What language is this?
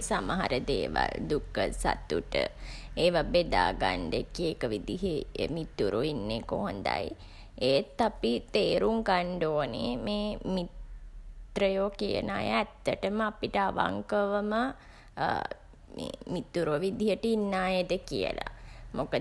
Sinhala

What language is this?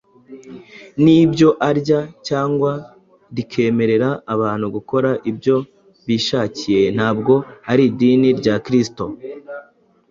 Kinyarwanda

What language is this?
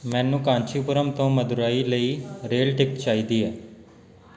Punjabi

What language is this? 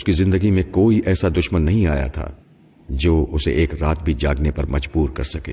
Urdu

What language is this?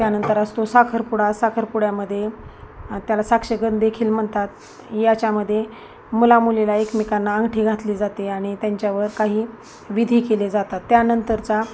Marathi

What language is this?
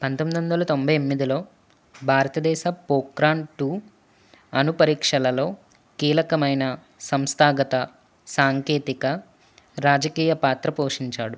Telugu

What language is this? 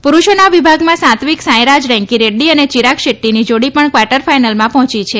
Gujarati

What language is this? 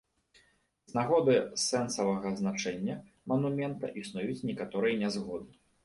Belarusian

